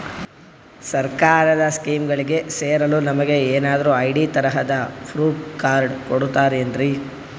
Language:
Kannada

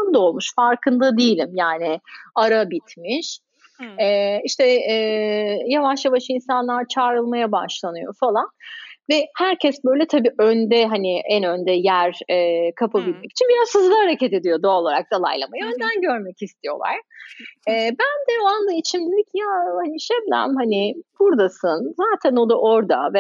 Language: Turkish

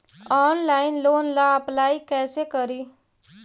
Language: Magahi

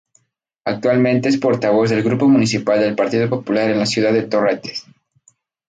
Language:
Spanish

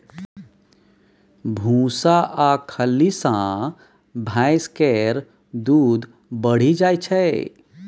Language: Maithili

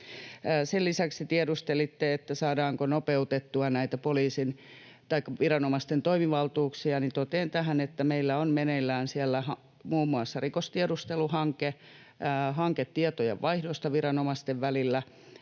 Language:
Finnish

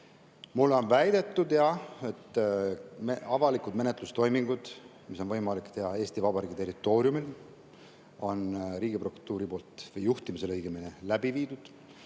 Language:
Estonian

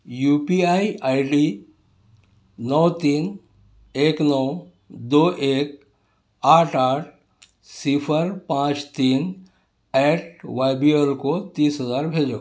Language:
Urdu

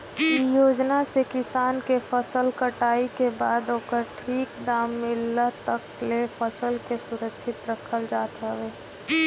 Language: Bhojpuri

